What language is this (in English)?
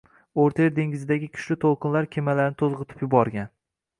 Uzbek